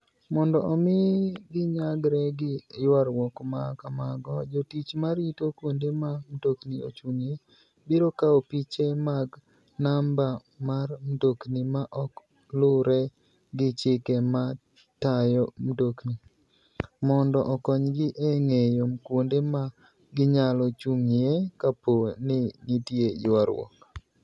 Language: Luo (Kenya and Tanzania)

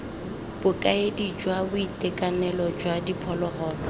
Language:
Tswana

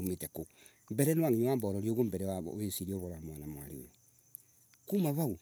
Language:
Embu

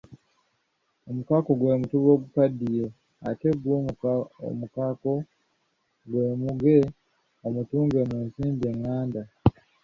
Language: Ganda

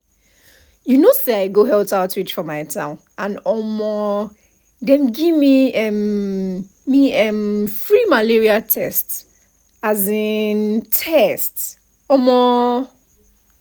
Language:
Nigerian Pidgin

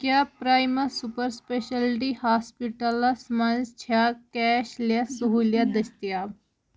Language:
Kashmiri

